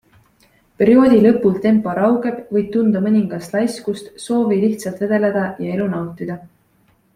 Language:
Estonian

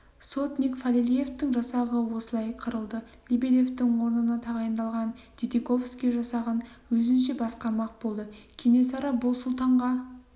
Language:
Kazakh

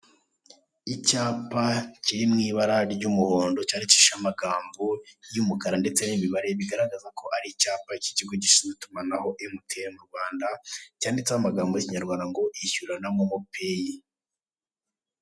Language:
Kinyarwanda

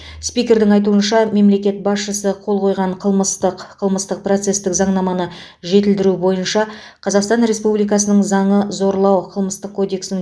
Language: Kazakh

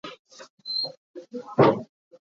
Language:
Hakha Chin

